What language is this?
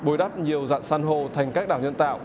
Vietnamese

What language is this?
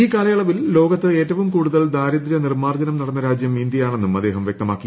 Malayalam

